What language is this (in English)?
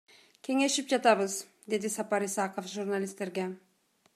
Kyrgyz